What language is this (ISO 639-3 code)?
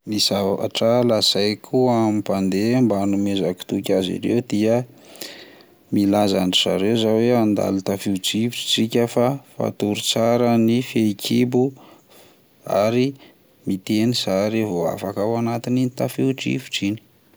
mlg